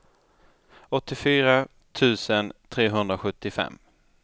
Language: Swedish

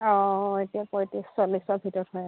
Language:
Assamese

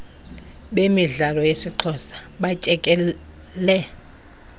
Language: Xhosa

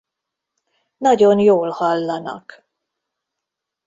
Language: Hungarian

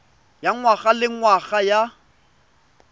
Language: Tswana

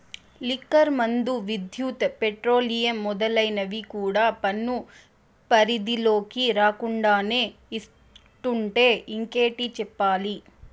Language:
Telugu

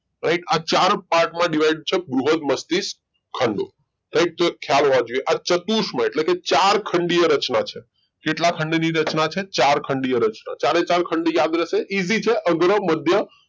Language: Gujarati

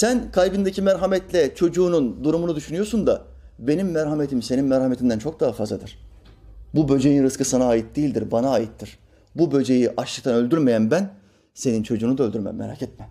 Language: Turkish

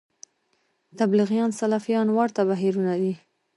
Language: Pashto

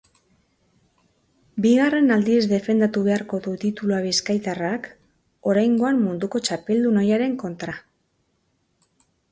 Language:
Basque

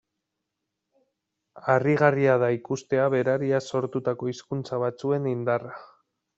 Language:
Basque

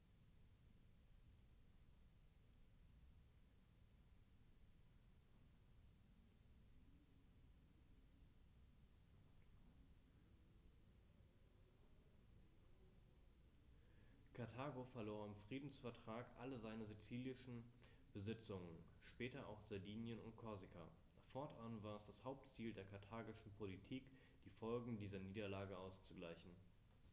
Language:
German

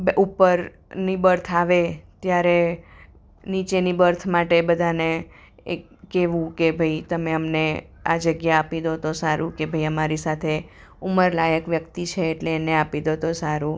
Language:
Gujarati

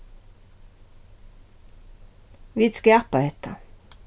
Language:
Faroese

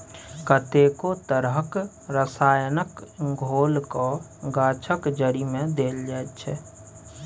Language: Maithili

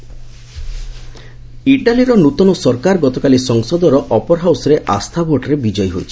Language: Odia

